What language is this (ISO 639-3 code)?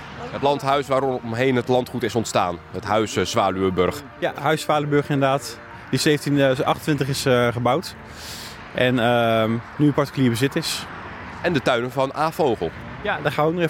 nld